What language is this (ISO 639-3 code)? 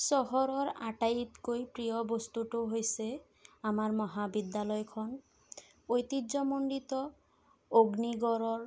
asm